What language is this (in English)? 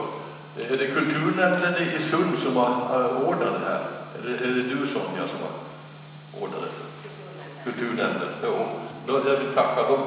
Swedish